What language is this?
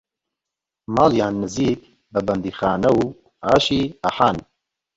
Central Kurdish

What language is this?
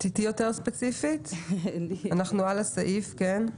Hebrew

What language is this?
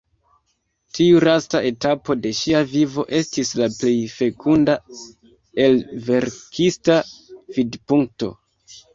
Esperanto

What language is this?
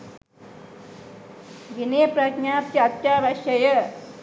Sinhala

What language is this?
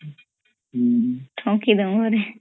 Odia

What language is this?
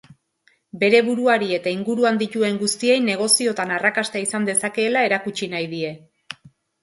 Basque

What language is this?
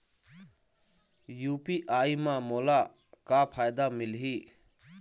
Chhattisgarhi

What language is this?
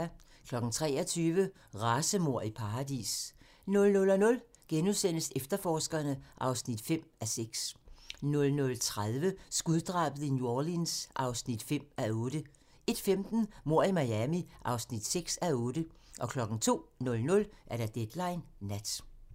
Danish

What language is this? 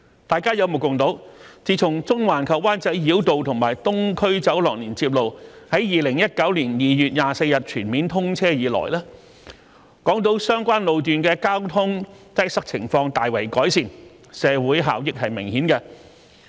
Cantonese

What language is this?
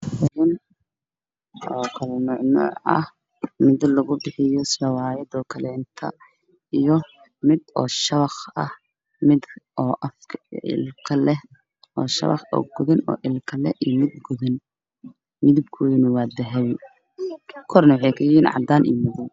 Somali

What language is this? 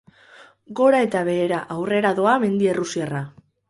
Basque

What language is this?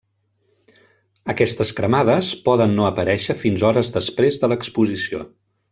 Catalan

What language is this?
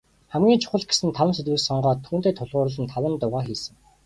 Mongolian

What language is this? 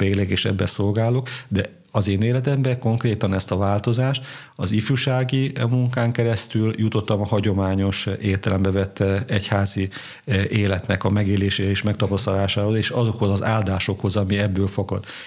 Hungarian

